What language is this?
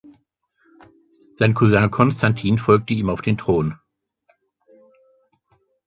German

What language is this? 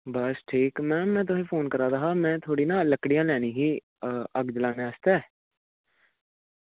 Dogri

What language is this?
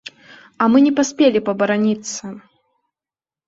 Belarusian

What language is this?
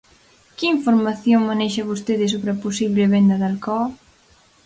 Galician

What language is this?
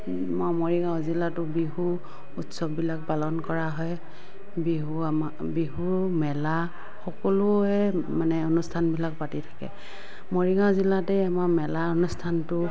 Assamese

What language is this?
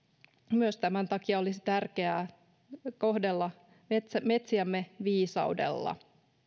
Finnish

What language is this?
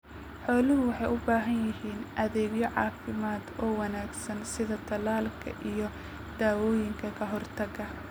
Somali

